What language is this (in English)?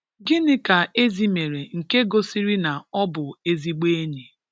Igbo